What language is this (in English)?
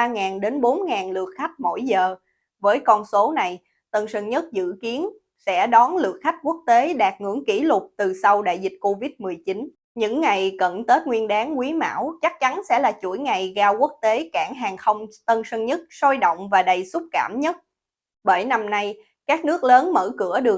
Vietnamese